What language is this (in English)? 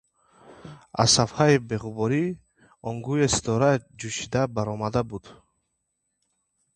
Tajik